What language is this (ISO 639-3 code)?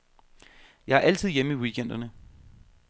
dan